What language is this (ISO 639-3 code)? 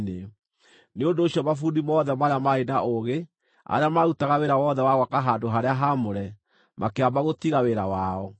kik